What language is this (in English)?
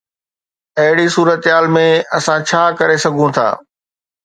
Sindhi